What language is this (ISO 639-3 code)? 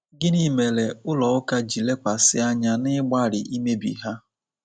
ibo